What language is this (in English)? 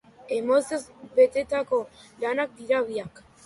Basque